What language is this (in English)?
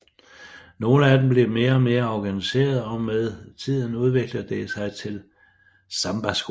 Danish